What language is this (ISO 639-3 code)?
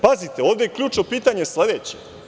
srp